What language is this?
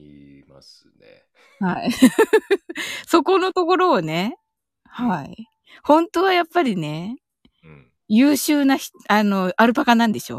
Japanese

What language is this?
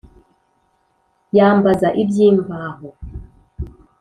Kinyarwanda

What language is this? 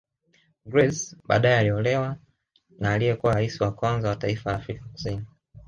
Swahili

